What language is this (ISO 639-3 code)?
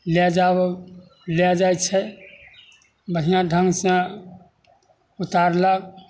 mai